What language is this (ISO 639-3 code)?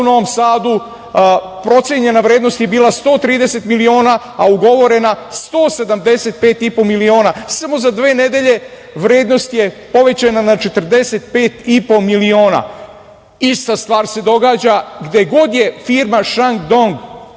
srp